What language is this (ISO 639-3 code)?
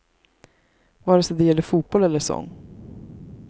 swe